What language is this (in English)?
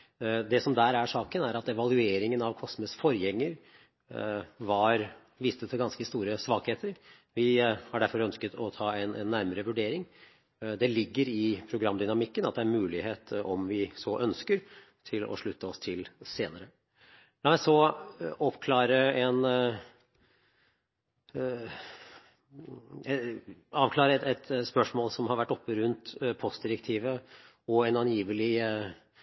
Norwegian Bokmål